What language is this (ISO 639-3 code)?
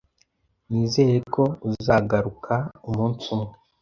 kin